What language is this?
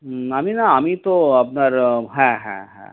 Bangla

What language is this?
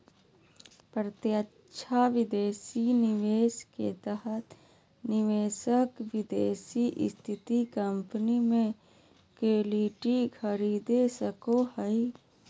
Magahi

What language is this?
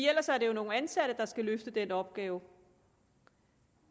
Danish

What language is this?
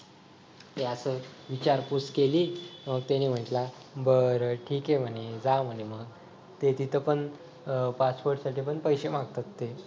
Marathi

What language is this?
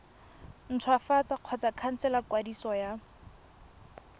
Tswana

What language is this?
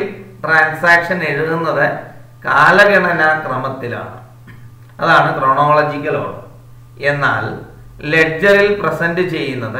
Indonesian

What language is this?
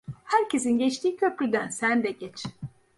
Turkish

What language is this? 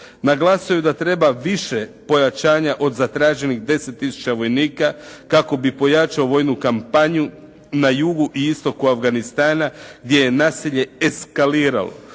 Croatian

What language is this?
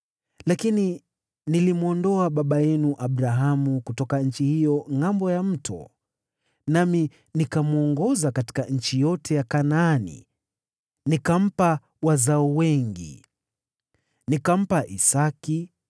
Swahili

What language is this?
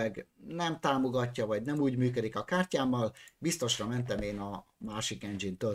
Hungarian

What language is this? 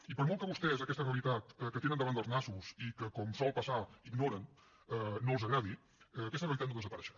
Catalan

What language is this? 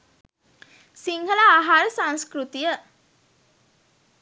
Sinhala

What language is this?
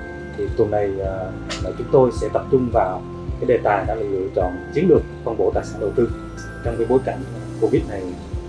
Vietnamese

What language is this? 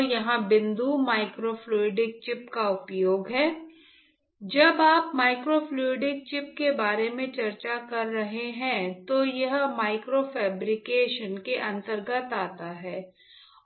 Hindi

